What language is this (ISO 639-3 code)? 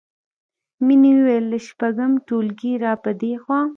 pus